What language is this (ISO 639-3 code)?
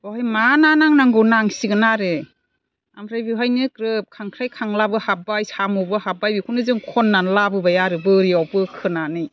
brx